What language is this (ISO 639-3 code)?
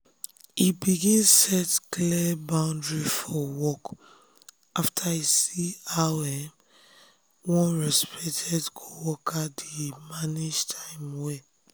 pcm